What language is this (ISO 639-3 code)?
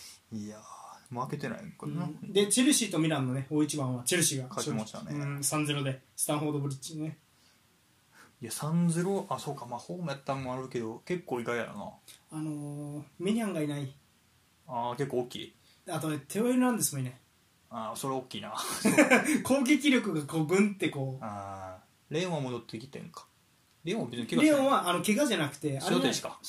jpn